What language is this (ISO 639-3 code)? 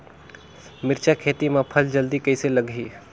hne